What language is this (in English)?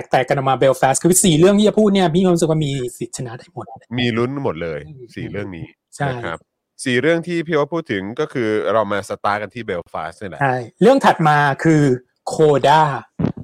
Thai